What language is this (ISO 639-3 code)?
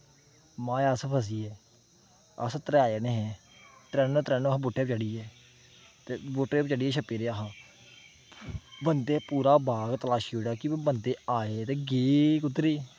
doi